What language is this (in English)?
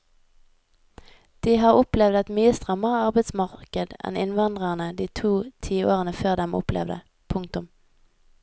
Norwegian